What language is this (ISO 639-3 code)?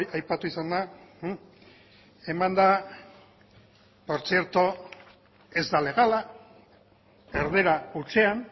eus